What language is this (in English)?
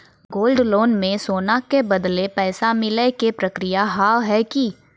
Maithili